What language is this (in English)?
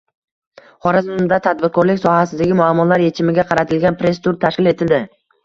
Uzbek